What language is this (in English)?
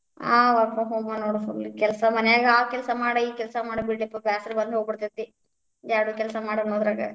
Kannada